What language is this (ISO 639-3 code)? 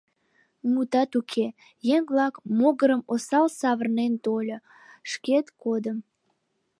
chm